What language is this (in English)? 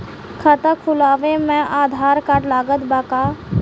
Bhojpuri